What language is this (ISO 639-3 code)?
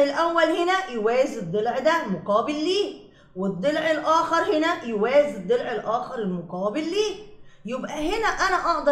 ara